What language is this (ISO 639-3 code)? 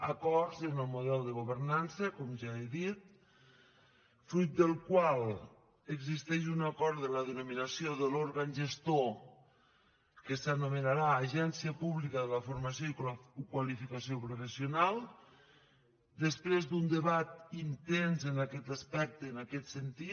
cat